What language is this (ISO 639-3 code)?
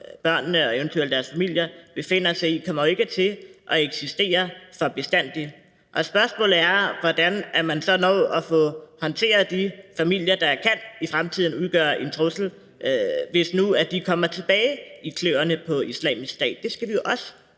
dan